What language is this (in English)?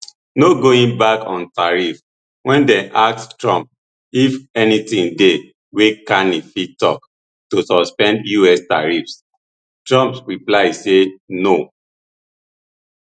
Nigerian Pidgin